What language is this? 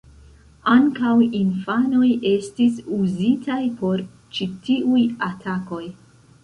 Esperanto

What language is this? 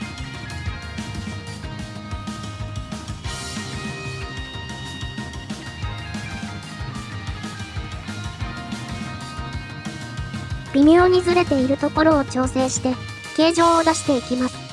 Japanese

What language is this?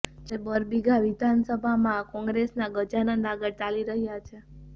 Gujarati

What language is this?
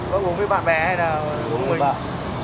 Vietnamese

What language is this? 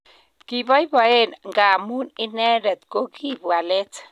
Kalenjin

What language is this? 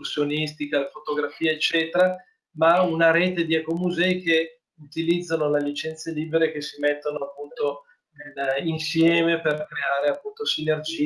Italian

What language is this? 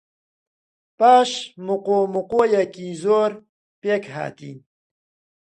Central Kurdish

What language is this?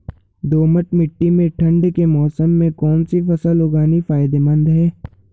Hindi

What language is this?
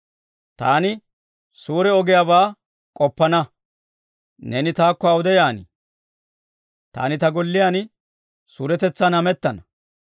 Dawro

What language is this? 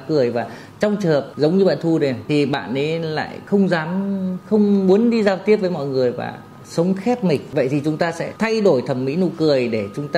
Vietnamese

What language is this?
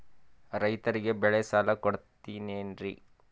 Kannada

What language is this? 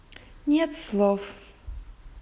Russian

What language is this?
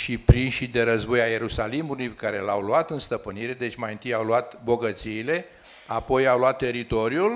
Romanian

